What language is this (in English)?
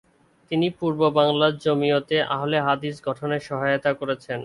Bangla